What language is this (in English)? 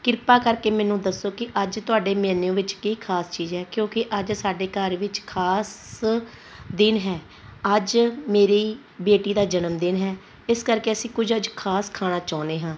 Punjabi